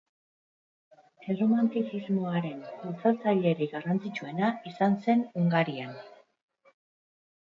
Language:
Basque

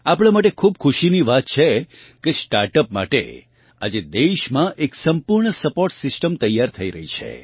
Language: Gujarati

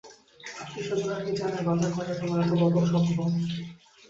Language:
Bangla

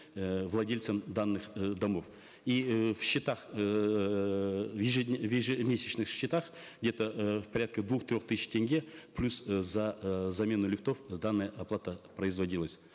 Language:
Kazakh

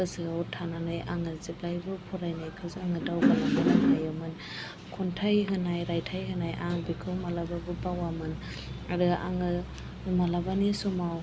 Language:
Bodo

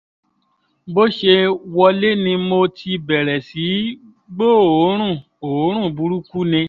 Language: Yoruba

